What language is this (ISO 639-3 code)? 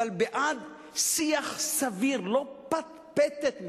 heb